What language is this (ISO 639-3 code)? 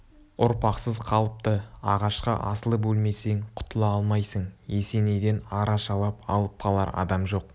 kaz